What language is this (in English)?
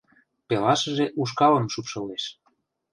Mari